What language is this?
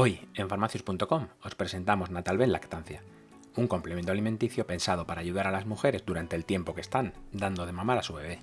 Spanish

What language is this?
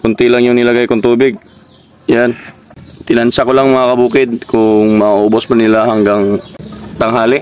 Filipino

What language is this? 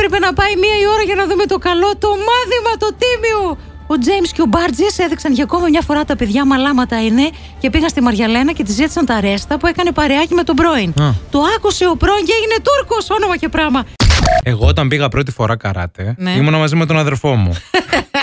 Greek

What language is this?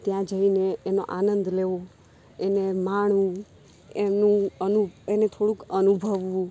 Gujarati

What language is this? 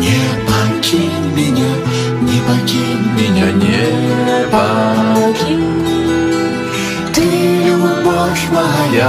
Russian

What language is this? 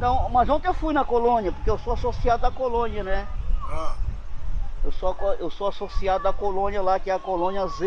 Portuguese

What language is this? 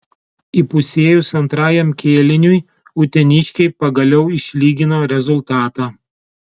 Lithuanian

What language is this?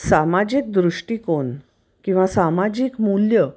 Marathi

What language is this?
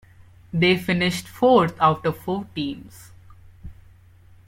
English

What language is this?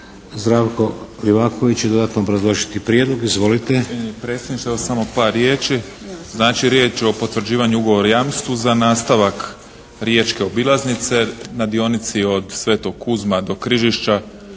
Croatian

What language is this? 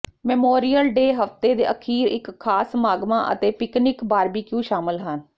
Punjabi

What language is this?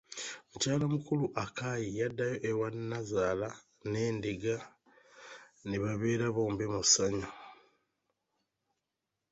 Ganda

